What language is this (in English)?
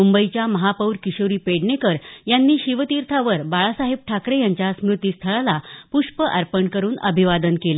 Marathi